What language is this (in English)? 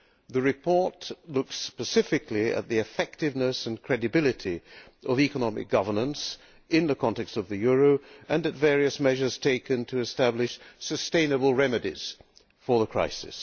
English